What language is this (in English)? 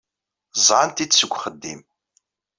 Kabyle